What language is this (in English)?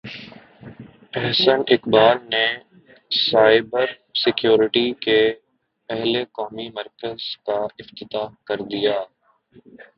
Urdu